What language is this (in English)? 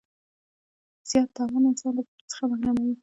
Pashto